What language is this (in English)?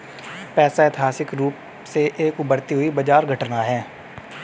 Hindi